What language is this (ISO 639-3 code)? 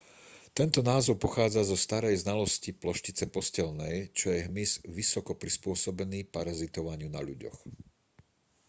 slk